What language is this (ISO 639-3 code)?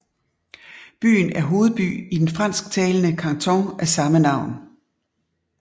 dan